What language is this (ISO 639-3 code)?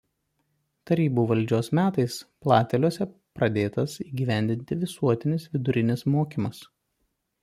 lit